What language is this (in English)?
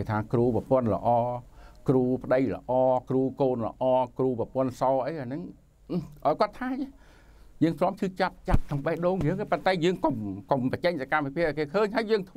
Thai